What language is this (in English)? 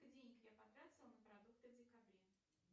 Russian